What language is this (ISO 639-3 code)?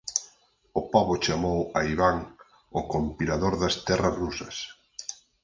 glg